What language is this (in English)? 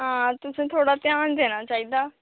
Dogri